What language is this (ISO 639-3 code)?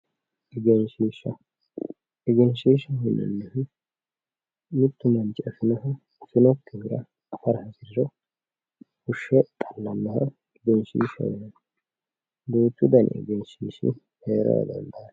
sid